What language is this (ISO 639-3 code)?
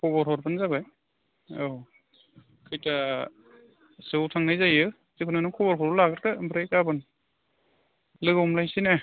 brx